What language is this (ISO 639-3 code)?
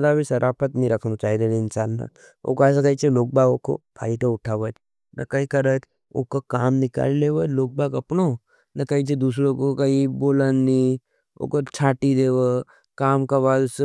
noe